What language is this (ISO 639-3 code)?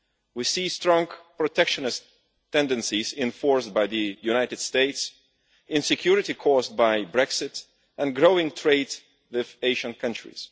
eng